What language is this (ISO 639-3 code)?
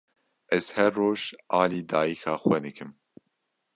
kur